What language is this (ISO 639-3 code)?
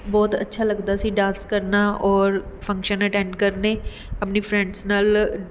pan